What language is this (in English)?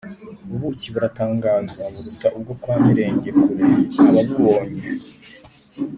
Kinyarwanda